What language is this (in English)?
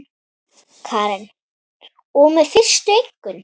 Icelandic